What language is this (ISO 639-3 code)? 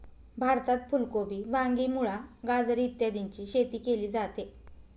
mar